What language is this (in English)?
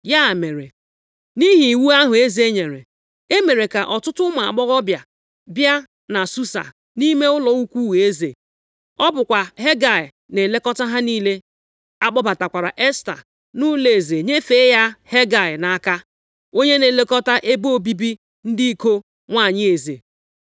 Igbo